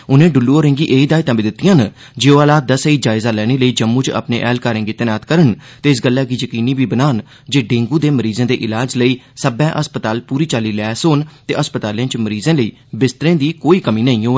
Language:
Dogri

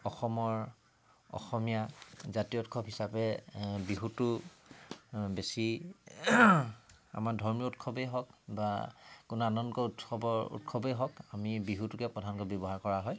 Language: Assamese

